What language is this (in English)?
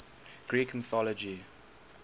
English